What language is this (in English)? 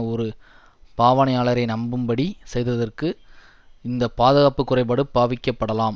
Tamil